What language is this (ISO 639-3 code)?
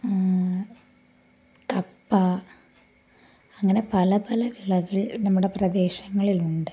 mal